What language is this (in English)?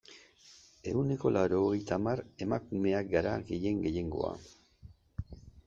Basque